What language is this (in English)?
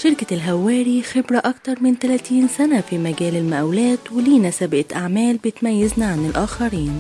Arabic